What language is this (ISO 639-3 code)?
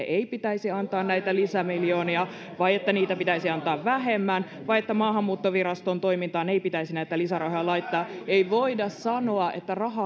fin